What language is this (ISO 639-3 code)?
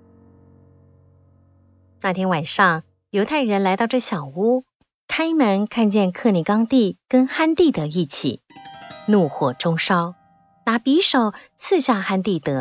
zho